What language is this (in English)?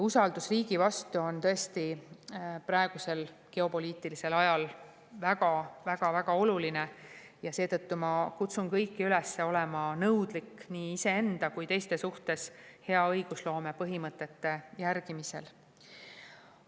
Estonian